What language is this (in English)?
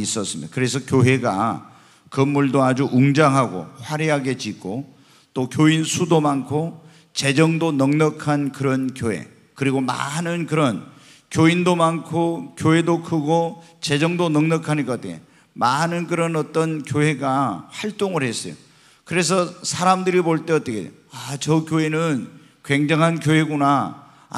Korean